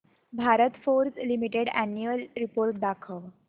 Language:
Marathi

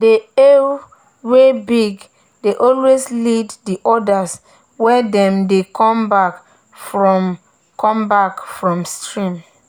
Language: Nigerian Pidgin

